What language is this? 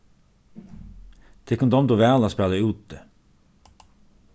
Faroese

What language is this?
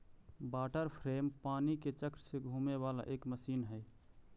Magahi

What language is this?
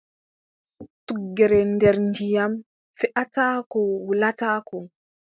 Adamawa Fulfulde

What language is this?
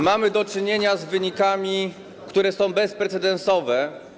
Polish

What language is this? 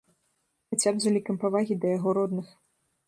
Belarusian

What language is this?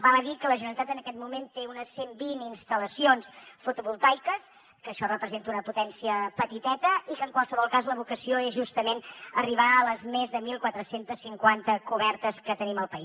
Catalan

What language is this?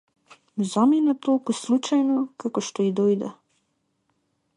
Macedonian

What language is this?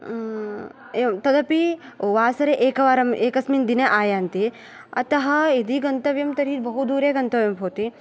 Sanskrit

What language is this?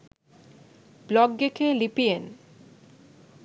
Sinhala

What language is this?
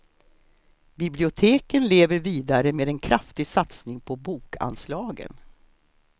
Swedish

